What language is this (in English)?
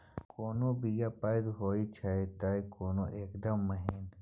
Maithili